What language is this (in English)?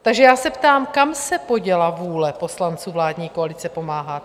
Czech